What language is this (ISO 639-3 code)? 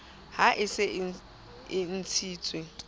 sot